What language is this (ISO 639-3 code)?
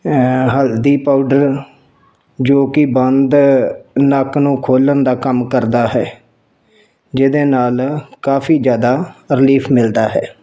pan